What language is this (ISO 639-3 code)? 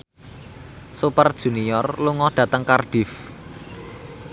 jav